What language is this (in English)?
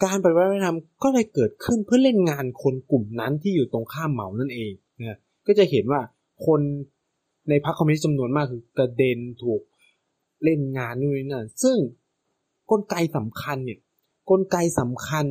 Thai